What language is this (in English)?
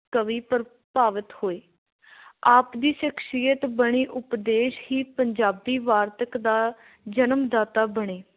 Punjabi